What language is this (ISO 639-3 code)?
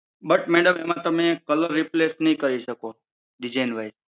guj